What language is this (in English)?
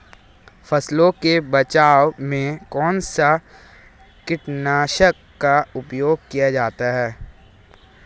Hindi